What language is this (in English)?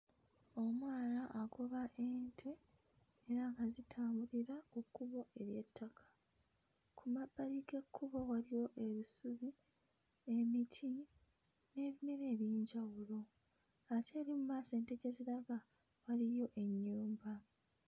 Ganda